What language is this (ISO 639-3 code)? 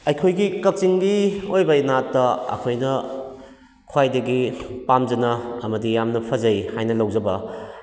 mni